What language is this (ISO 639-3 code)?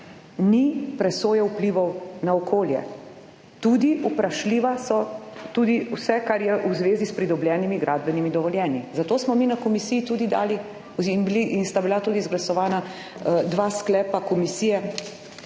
slv